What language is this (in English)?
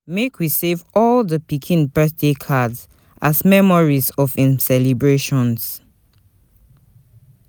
Nigerian Pidgin